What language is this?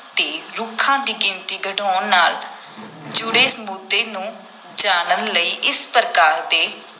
Punjabi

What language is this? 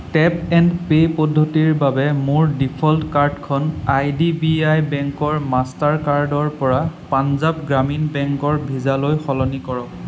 Assamese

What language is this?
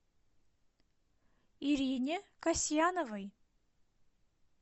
Russian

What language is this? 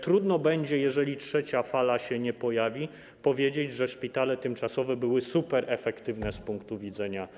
Polish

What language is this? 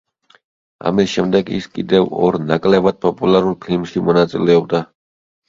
Georgian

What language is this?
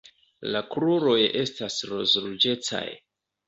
Esperanto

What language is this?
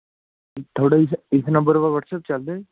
Punjabi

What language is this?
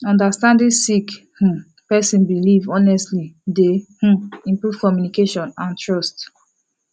Nigerian Pidgin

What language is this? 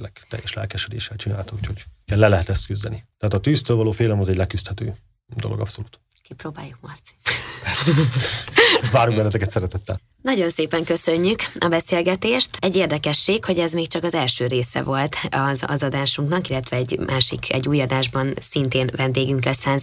Hungarian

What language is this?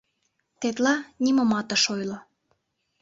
Mari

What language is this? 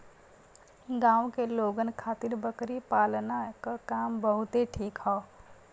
Bhojpuri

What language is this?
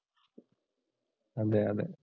Malayalam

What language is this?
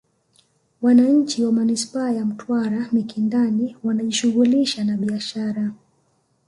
Swahili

